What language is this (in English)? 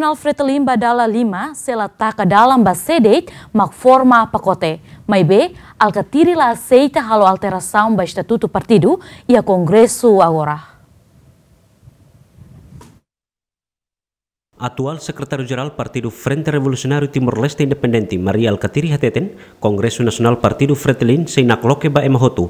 Indonesian